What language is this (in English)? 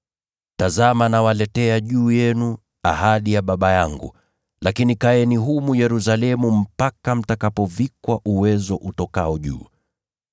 Swahili